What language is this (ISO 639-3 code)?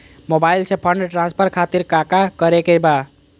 mag